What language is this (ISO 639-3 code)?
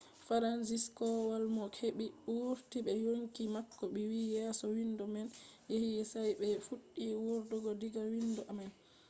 ful